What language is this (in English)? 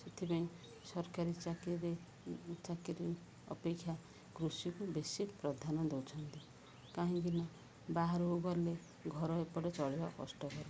Odia